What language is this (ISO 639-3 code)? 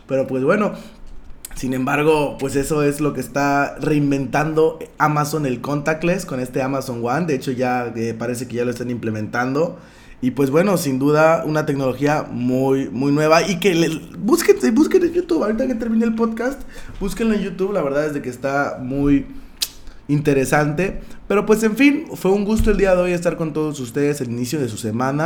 spa